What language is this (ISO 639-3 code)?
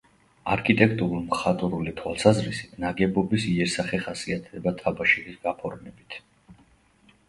kat